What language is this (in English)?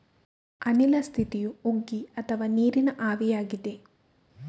Kannada